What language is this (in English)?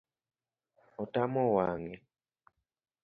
Luo (Kenya and Tanzania)